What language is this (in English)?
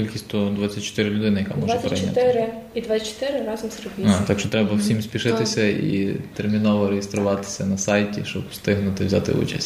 Ukrainian